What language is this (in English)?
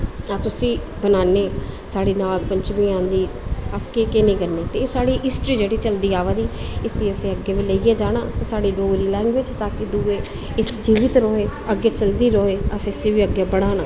Dogri